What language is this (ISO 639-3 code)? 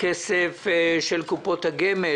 heb